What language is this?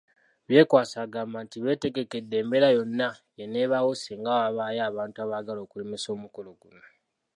Ganda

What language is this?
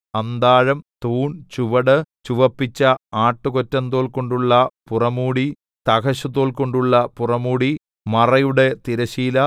Malayalam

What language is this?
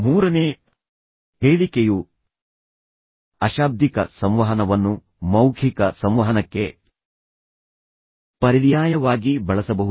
Kannada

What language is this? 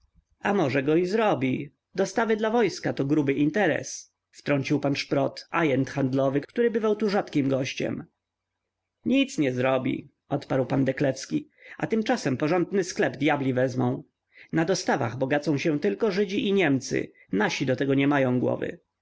Polish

